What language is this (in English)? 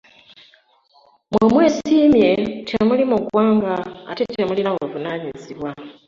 Ganda